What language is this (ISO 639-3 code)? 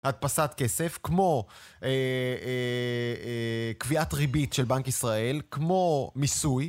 heb